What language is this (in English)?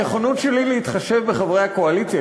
Hebrew